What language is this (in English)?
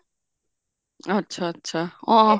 Punjabi